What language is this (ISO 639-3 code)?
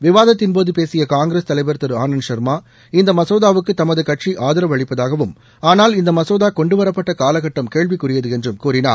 tam